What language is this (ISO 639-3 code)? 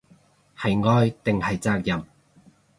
yue